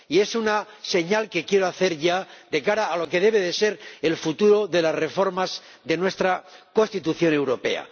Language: Spanish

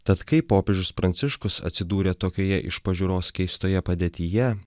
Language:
Lithuanian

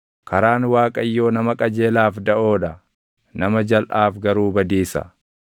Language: Oromo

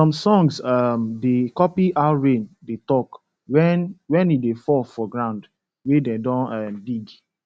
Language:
Nigerian Pidgin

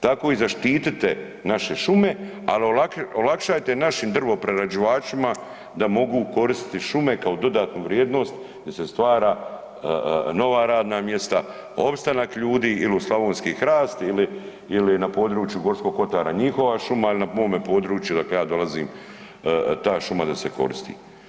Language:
Croatian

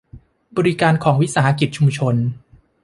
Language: Thai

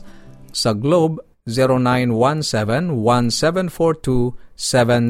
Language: Filipino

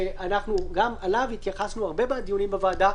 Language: Hebrew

